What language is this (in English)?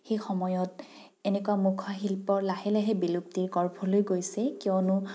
Assamese